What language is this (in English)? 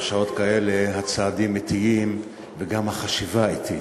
Hebrew